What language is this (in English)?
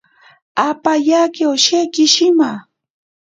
Ashéninka Perené